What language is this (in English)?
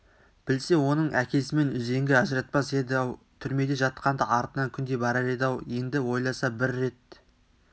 Kazakh